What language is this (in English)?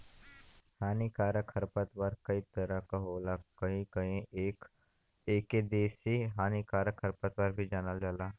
Bhojpuri